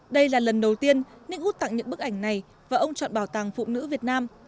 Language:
Vietnamese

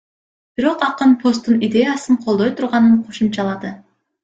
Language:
Kyrgyz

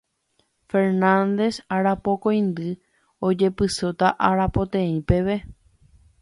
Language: Guarani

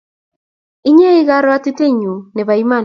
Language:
Kalenjin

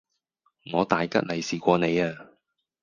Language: Cantonese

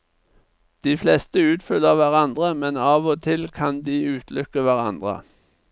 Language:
Norwegian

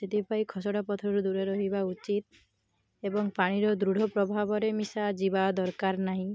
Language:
Odia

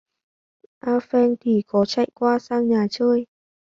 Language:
Vietnamese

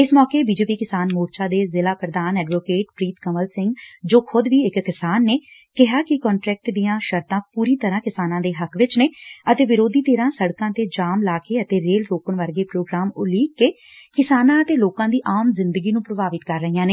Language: Punjabi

